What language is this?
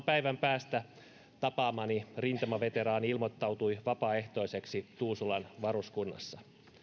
Finnish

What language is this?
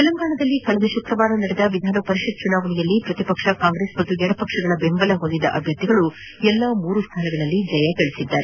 Kannada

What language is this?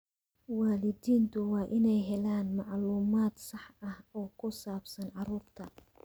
Somali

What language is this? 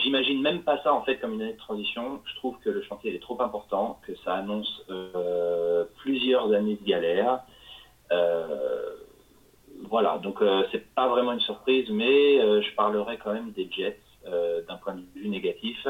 French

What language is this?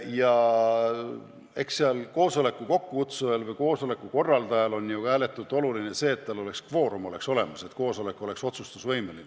Estonian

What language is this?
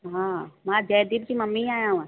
Sindhi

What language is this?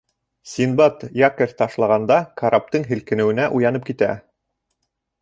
Bashkir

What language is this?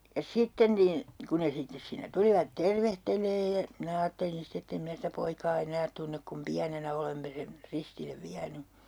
Finnish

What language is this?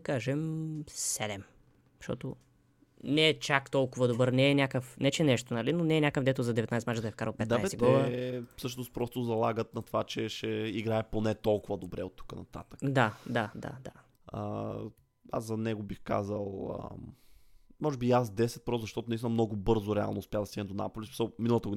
Bulgarian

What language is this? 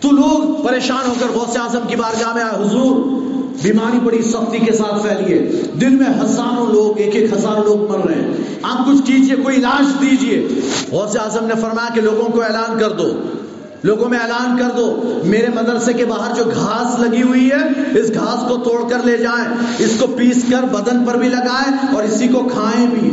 Urdu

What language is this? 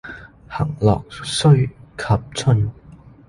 Cantonese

